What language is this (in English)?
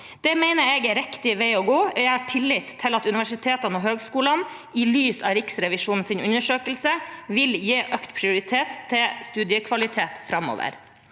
Norwegian